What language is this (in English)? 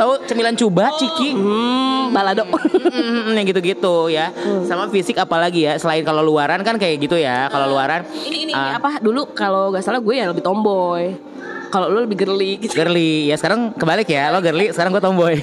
Indonesian